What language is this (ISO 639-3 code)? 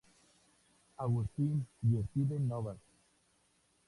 spa